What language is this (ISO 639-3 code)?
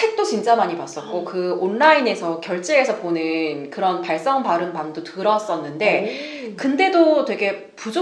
kor